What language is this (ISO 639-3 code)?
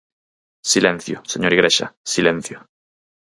glg